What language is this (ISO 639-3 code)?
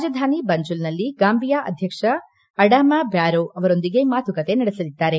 kan